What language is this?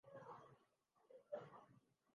Urdu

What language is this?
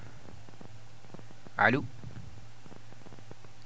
Fula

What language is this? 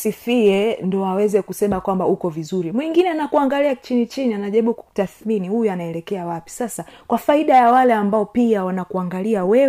Swahili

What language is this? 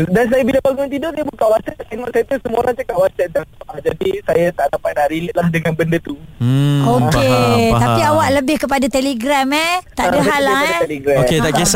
Malay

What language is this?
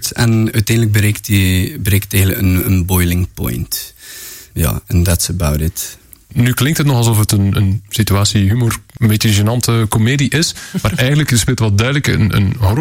Dutch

